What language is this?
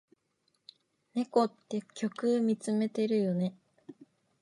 Japanese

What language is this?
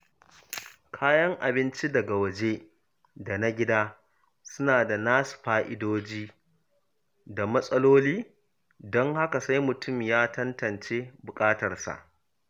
Hausa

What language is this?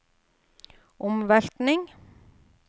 Norwegian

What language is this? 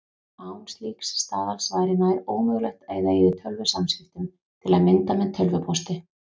Icelandic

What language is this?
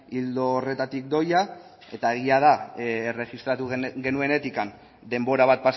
Basque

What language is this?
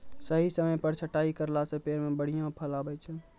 Maithili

